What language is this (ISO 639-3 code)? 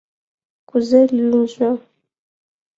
chm